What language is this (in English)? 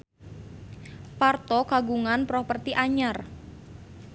Sundanese